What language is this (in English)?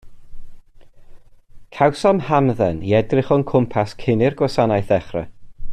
Welsh